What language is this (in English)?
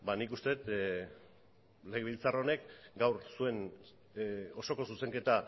Basque